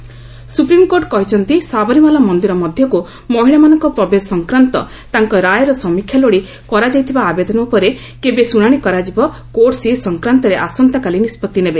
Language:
Odia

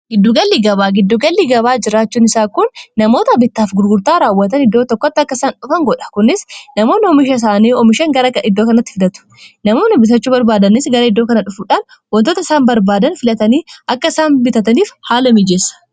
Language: Oromo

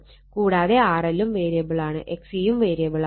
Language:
Malayalam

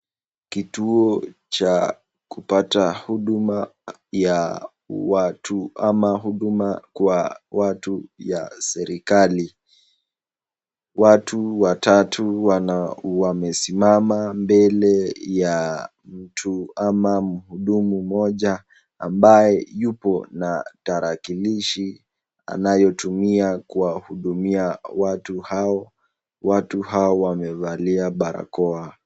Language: Swahili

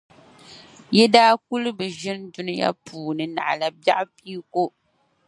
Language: Dagbani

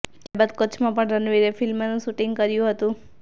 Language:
Gujarati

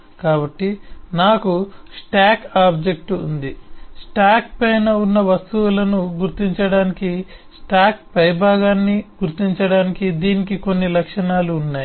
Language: Telugu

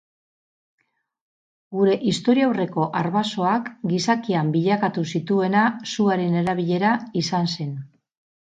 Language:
Basque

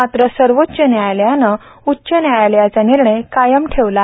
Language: Marathi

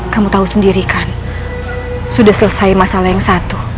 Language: Indonesian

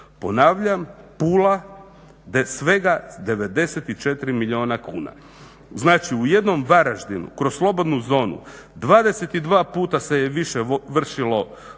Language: Croatian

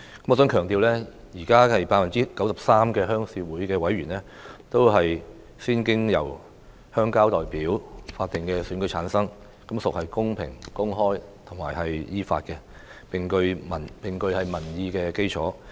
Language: Cantonese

